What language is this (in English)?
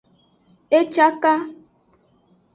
Aja (Benin)